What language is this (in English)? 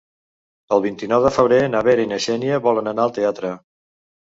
Catalan